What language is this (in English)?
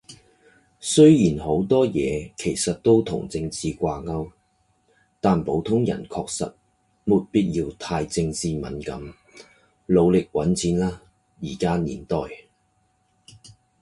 Cantonese